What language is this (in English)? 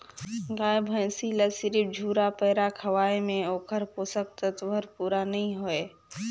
Chhattisgarhi